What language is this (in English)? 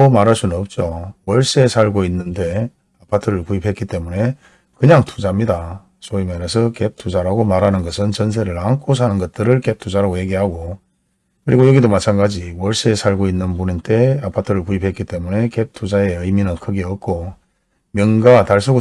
Korean